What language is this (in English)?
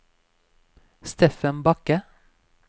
Norwegian